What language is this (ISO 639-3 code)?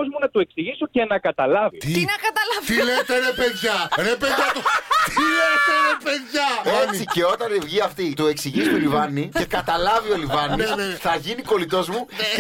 ell